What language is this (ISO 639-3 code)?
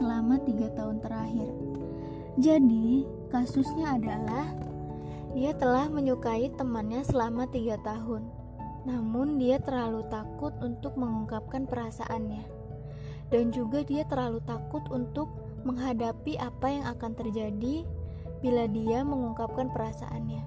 ind